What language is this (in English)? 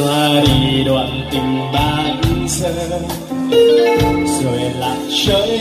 Vietnamese